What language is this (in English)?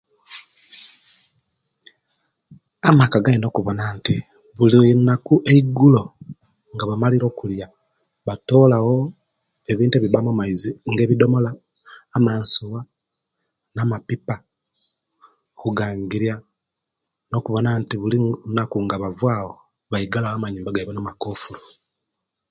Kenyi